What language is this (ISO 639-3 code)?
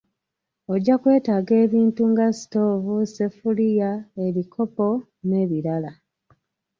lug